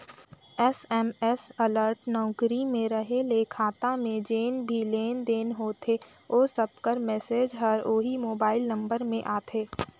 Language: Chhattisgarhi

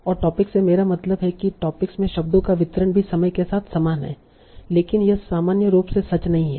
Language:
Hindi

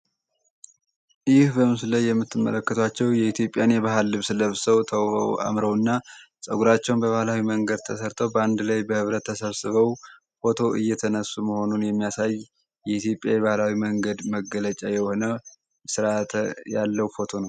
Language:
Amharic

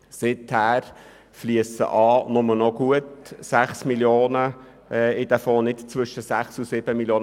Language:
Swiss German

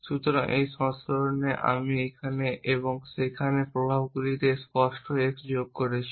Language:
Bangla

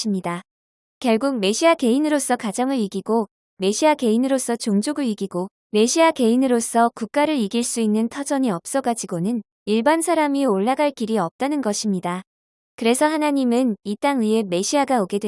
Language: Korean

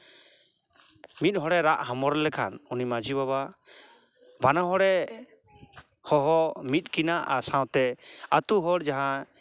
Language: Santali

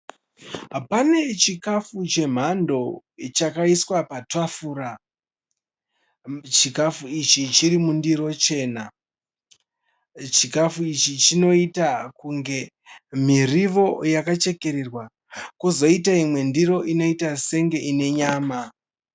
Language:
Shona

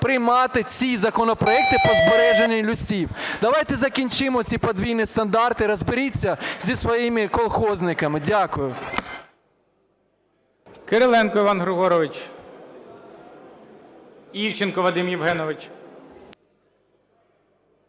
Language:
Ukrainian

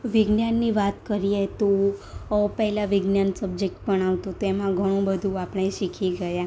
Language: Gujarati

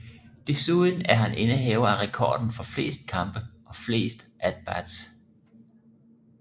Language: Danish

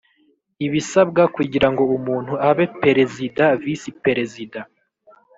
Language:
Kinyarwanda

